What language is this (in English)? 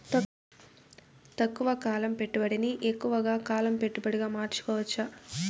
Telugu